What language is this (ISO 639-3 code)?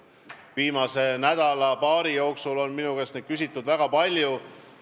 est